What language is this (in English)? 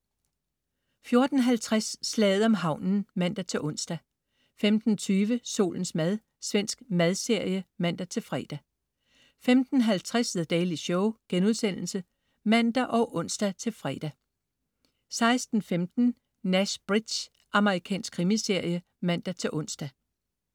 Danish